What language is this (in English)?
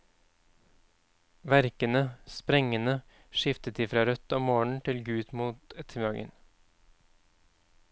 Norwegian